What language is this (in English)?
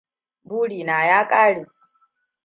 Hausa